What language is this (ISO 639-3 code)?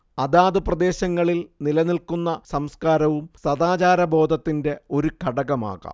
mal